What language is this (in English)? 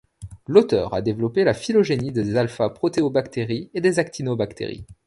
French